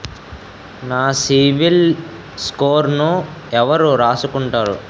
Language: Telugu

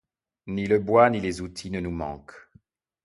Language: French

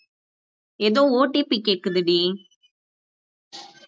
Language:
Tamil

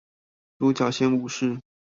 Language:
Chinese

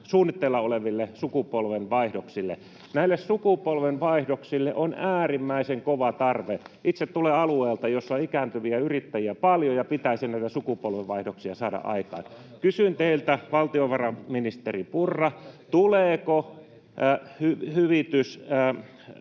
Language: Finnish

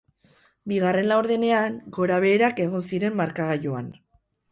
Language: Basque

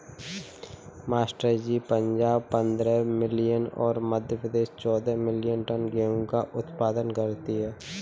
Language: Hindi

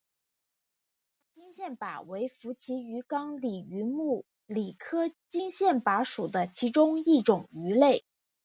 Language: Chinese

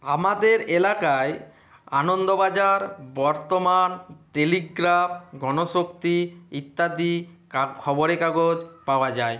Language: Bangla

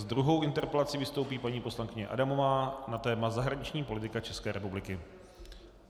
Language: Czech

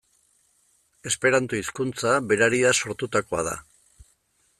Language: Basque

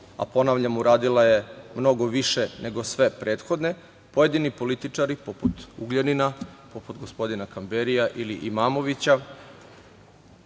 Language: Serbian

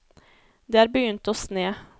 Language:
Norwegian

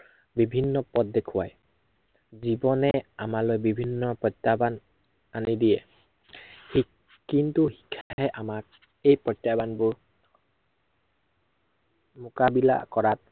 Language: Assamese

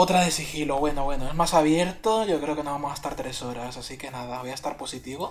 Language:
Spanish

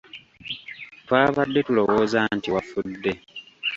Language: Ganda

